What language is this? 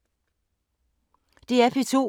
Danish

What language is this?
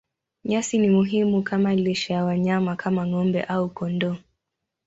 Swahili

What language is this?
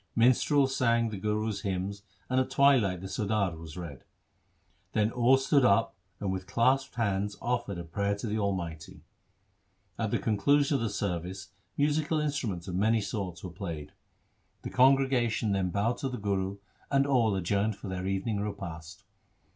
English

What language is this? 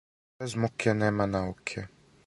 Serbian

